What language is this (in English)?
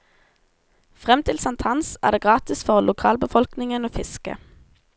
Norwegian